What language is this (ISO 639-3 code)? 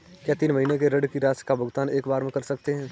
hin